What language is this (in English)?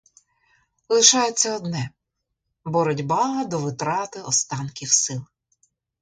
Ukrainian